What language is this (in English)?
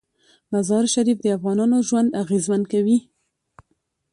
Pashto